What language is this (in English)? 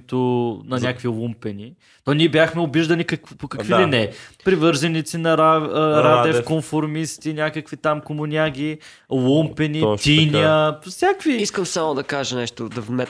Bulgarian